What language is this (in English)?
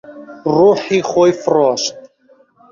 Central Kurdish